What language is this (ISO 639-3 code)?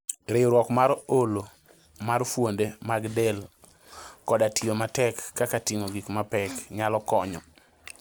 luo